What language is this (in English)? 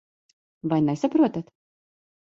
Latvian